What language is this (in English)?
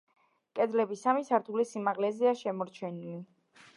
Georgian